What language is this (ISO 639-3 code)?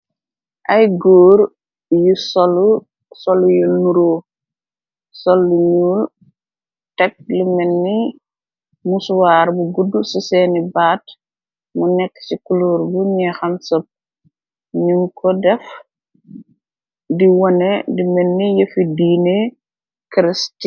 wol